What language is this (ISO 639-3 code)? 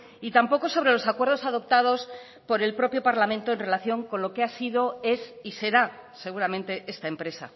spa